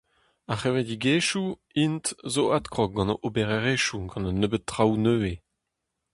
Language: Breton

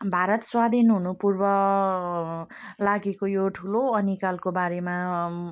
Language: Nepali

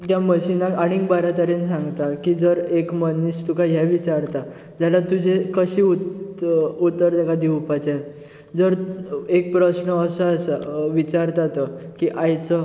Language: Konkani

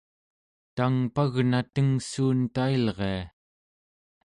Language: Central Yupik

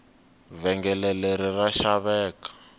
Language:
Tsonga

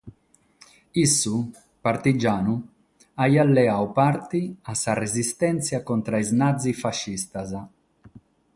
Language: Sardinian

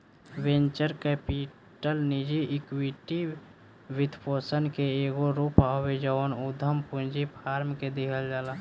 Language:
Bhojpuri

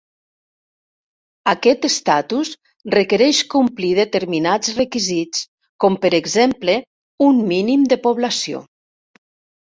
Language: Catalan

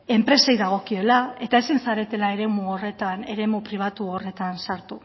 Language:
Basque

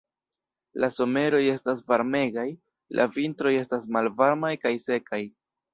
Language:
Esperanto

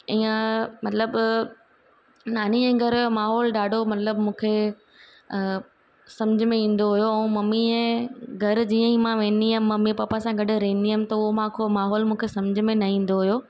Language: Sindhi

